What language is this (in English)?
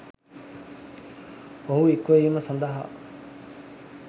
Sinhala